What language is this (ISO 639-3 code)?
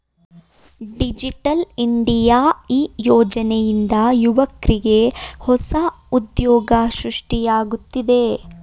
kan